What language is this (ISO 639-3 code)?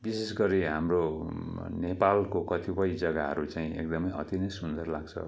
nep